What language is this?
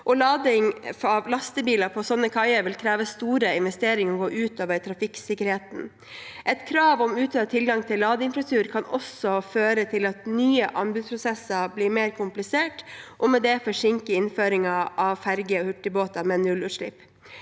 Norwegian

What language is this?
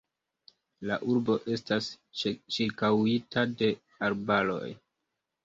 Esperanto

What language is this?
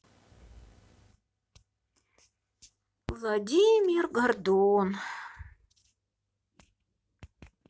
Russian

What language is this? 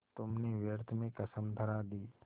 Hindi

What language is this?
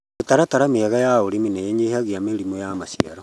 Kikuyu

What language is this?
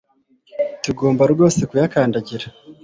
Kinyarwanda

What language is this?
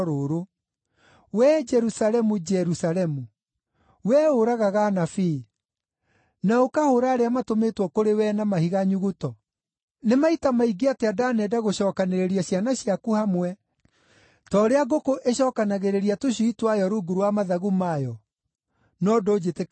Kikuyu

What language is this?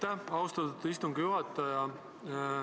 Estonian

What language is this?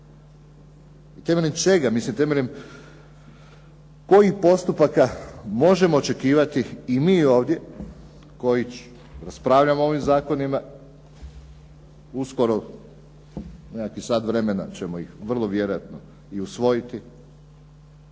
Croatian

